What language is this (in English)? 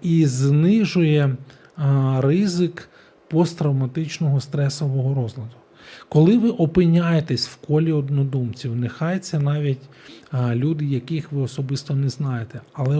Ukrainian